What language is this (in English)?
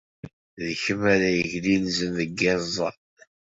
Kabyle